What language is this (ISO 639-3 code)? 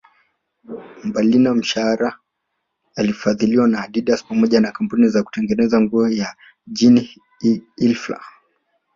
swa